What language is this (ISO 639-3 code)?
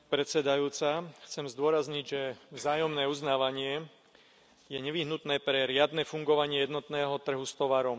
slk